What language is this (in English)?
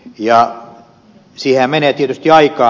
Finnish